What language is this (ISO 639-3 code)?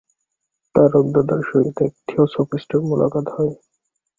ben